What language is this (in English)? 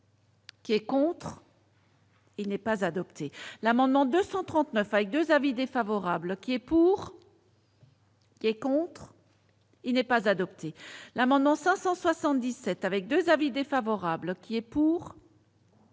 French